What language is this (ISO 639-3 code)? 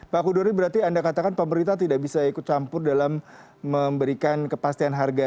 ind